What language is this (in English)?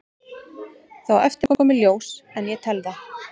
Icelandic